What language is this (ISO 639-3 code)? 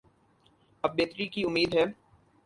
urd